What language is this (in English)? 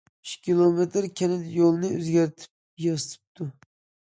Uyghur